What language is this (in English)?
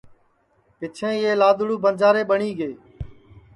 Sansi